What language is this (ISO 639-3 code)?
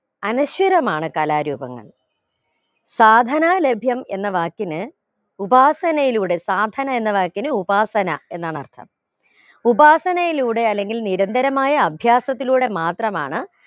mal